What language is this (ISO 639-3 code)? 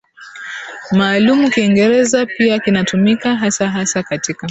swa